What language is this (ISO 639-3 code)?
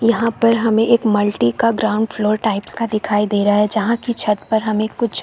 hin